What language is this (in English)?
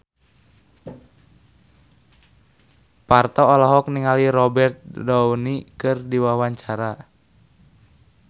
Sundanese